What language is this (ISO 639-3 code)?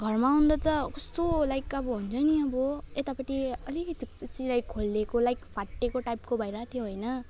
nep